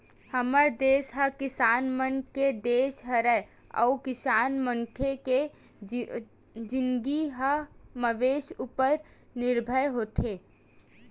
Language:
Chhattisgarhi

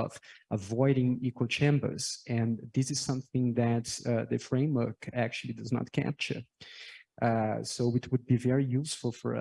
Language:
English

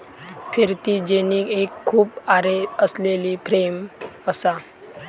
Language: Marathi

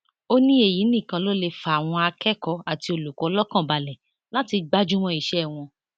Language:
Yoruba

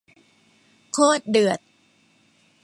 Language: Thai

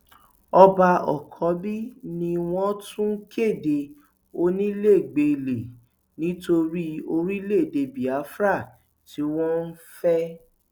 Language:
Yoruba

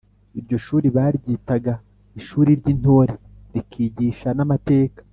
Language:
Kinyarwanda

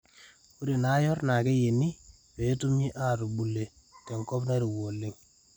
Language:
Masai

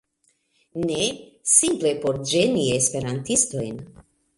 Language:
Esperanto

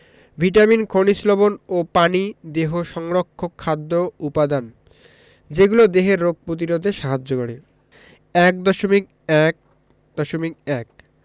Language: Bangla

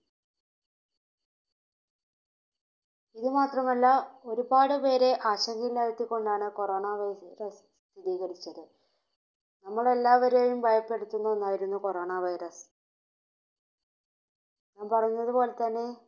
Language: Malayalam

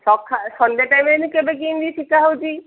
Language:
Odia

